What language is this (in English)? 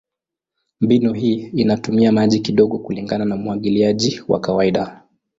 Swahili